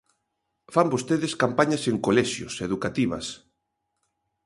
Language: Galician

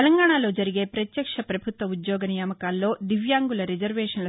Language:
Telugu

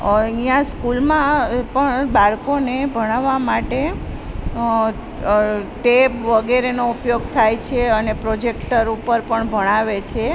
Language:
Gujarati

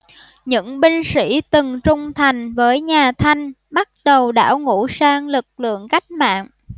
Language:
Vietnamese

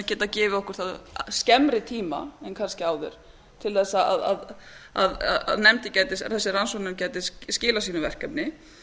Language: Icelandic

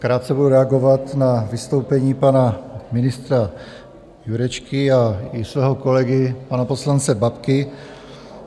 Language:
Czech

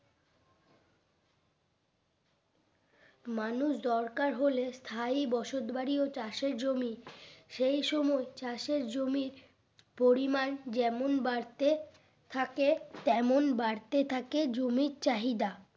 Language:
Bangla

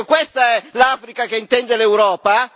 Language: Italian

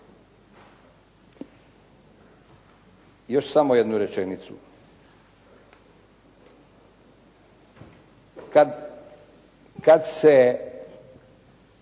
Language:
Croatian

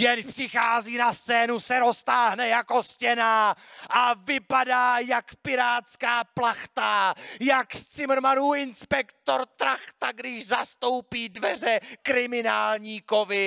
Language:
Czech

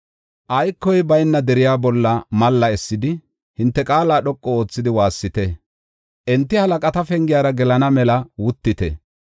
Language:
Gofa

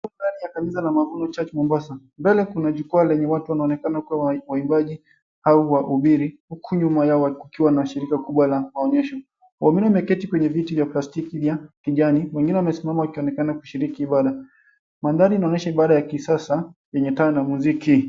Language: Swahili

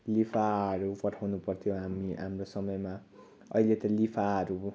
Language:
Nepali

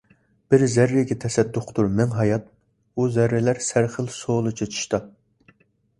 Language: Uyghur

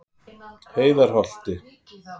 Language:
Icelandic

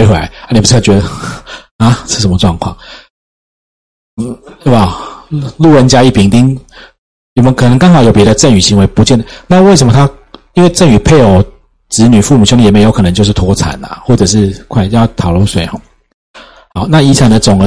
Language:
Chinese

